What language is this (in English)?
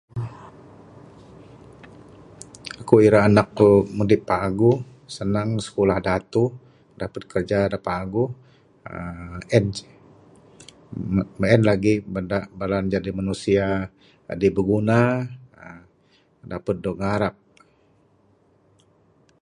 Bukar-Sadung Bidayuh